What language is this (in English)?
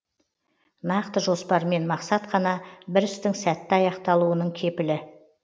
Kazakh